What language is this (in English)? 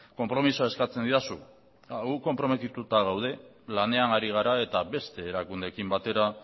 Basque